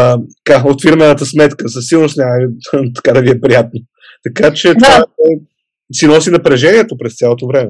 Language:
Bulgarian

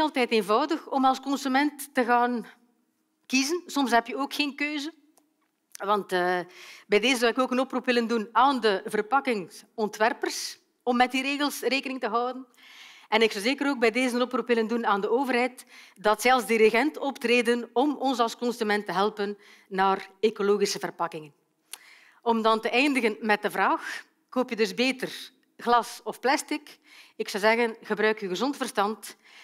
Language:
Dutch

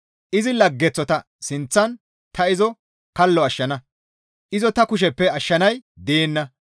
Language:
Gamo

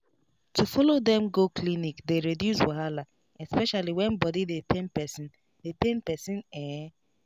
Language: Nigerian Pidgin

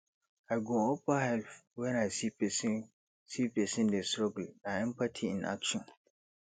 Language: Nigerian Pidgin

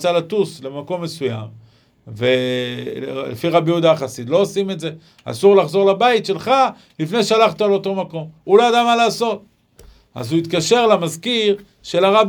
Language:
Hebrew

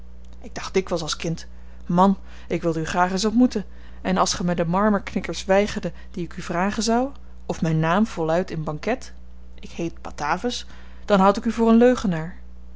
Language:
Dutch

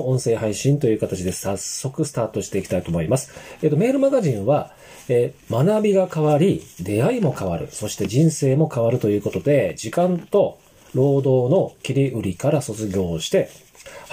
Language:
Japanese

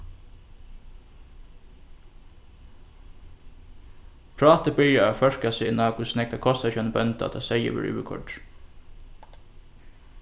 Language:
Faroese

